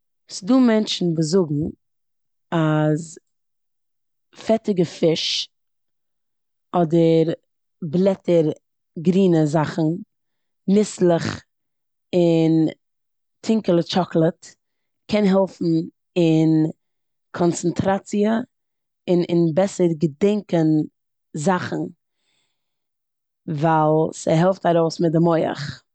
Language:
Yiddish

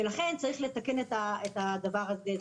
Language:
Hebrew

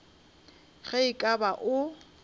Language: Northern Sotho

